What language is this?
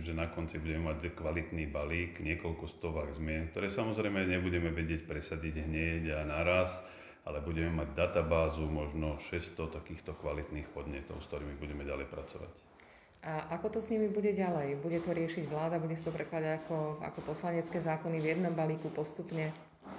Slovak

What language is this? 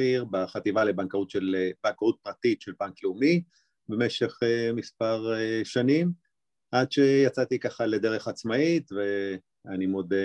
Hebrew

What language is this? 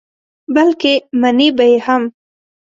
Pashto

